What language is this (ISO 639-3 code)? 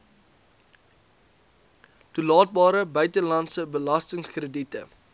afr